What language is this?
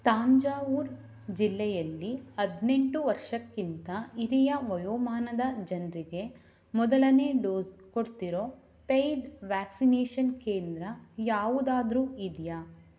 Kannada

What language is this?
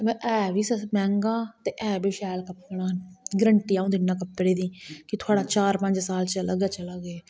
Dogri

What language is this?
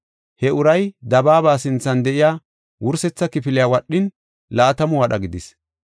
Gofa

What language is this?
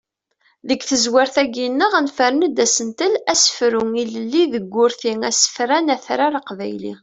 Kabyle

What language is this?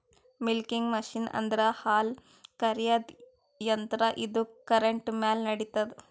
Kannada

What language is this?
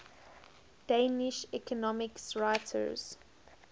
English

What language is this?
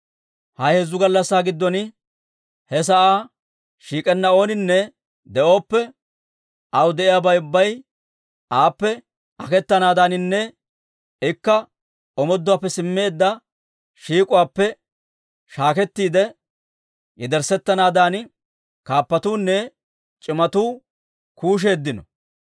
Dawro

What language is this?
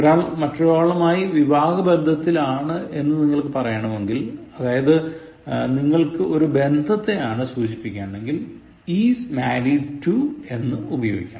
Malayalam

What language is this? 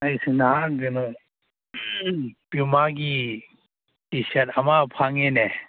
Manipuri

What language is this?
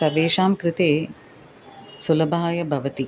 Sanskrit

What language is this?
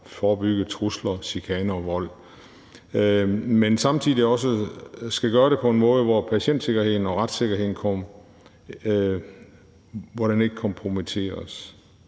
Danish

